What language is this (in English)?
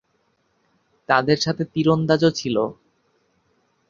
Bangla